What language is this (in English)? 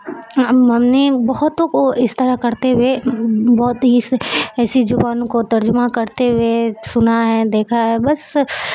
Urdu